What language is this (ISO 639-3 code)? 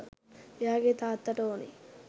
sin